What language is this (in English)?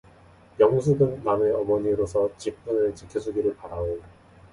Korean